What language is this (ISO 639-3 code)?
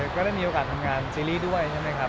tha